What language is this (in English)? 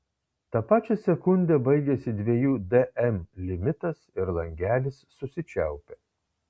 Lithuanian